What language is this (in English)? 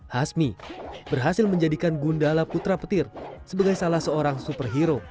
Indonesian